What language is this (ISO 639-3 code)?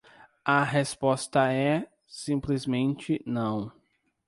por